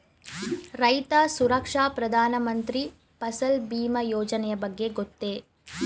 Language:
Kannada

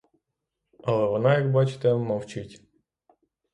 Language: Ukrainian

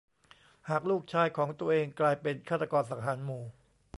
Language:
Thai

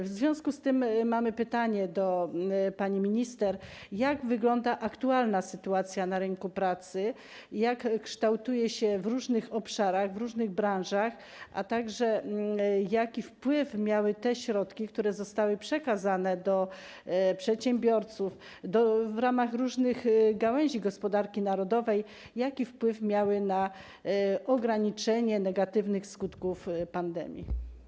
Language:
Polish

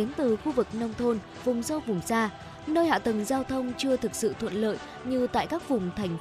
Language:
Vietnamese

